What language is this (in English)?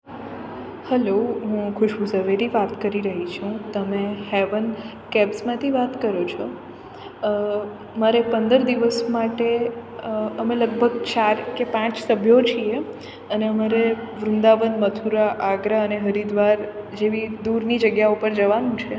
Gujarati